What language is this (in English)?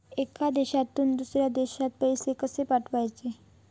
Marathi